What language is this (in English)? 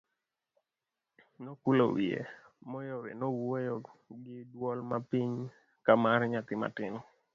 Luo (Kenya and Tanzania)